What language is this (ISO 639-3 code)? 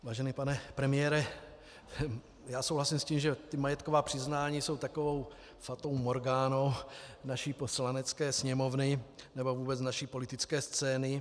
ces